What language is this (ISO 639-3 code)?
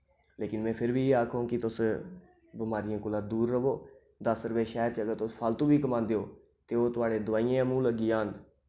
doi